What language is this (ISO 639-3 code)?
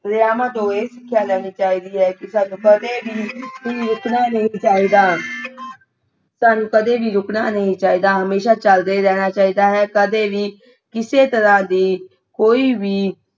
pan